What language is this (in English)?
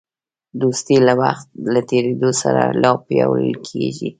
Pashto